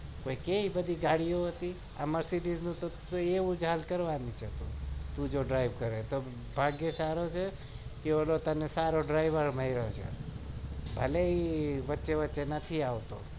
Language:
Gujarati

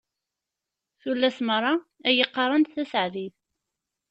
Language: Kabyle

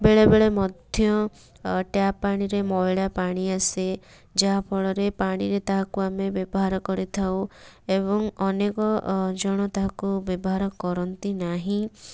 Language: Odia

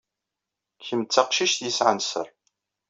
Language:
Kabyle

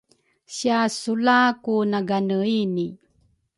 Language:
Rukai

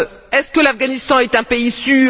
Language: French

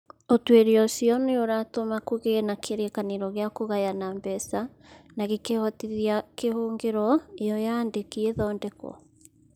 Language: Kikuyu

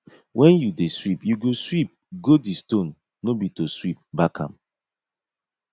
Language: Nigerian Pidgin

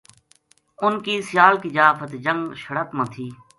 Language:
Gujari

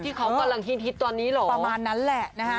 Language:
Thai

